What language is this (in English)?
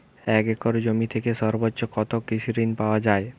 Bangla